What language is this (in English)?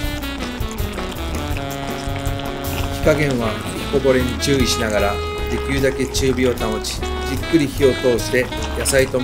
Japanese